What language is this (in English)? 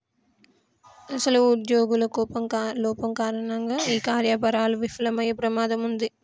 Telugu